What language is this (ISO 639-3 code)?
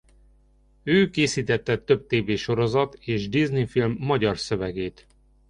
hun